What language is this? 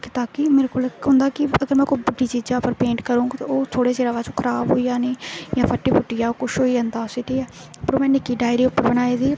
Dogri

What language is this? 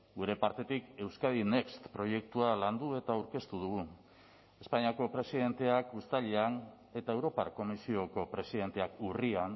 Basque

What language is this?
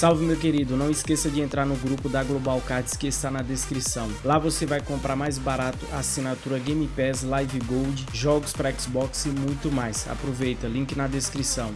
Portuguese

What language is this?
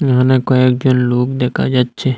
Bangla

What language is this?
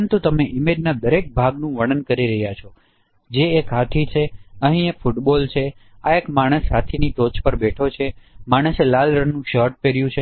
Gujarati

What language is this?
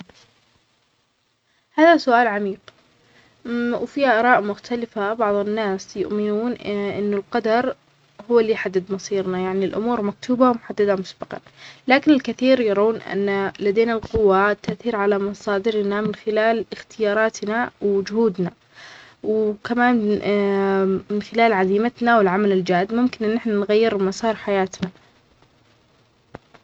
Omani Arabic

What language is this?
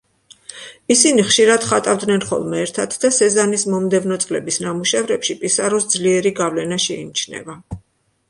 Georgian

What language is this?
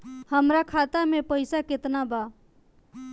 Bhojpuri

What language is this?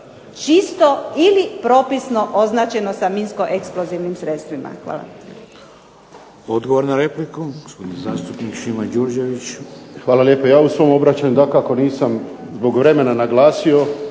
Croatian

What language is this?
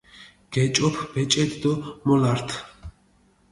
Mingrelian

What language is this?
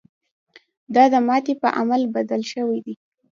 Pashto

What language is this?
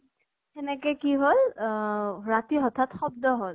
Assamese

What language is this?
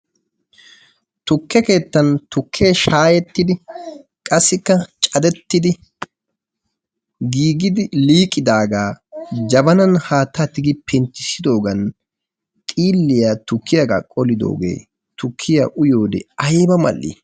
Wolaytta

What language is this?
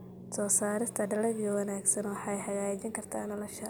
Somali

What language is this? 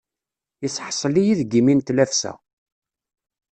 Kabyle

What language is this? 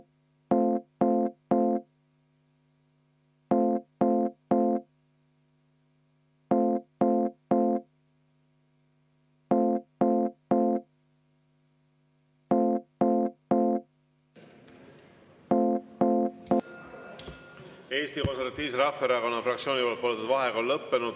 Estonian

